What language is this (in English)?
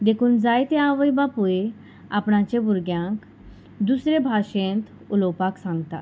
Konkani